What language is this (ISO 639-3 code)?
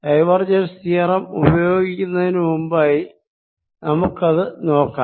mal